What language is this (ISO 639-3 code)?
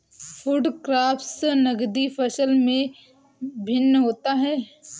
hin